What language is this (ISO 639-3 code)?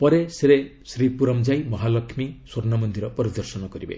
ori